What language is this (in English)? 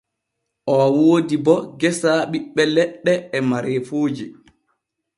Borgu Fulfulde